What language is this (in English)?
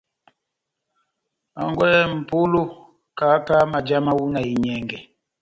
Batanga